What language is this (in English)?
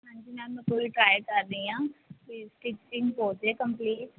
Punjabi